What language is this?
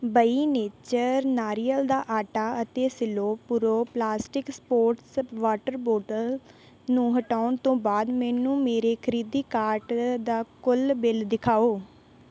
Punjabi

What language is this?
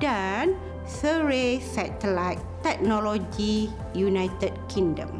Malay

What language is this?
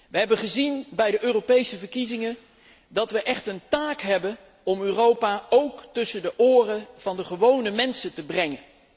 Dutch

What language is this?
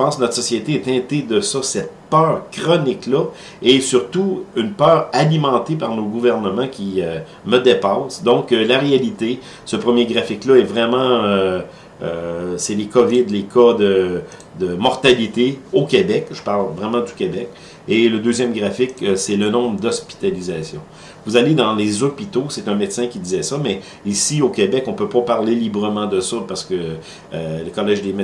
French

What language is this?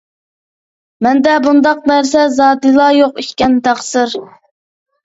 Uyghur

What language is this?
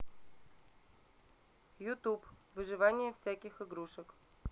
Russian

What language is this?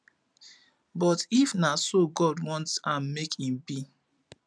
Nigerian Pidgin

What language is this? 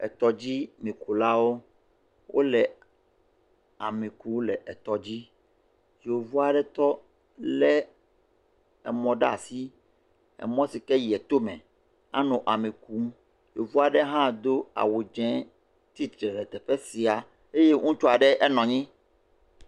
Ewe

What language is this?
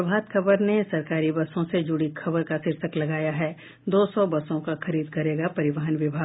Hindi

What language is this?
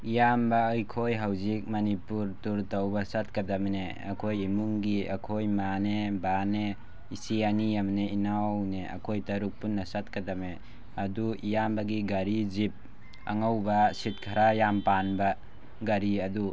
Manipuri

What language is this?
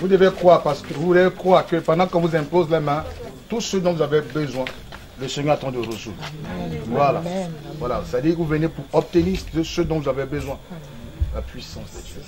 French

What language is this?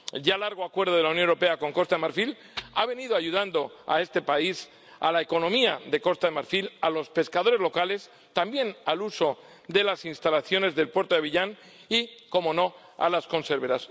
Spanish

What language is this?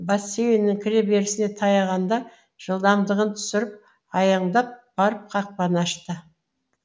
Kazakh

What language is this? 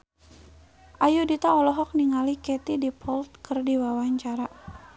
Sundanese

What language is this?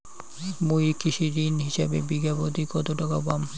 Bangla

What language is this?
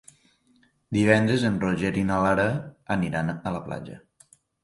Catalan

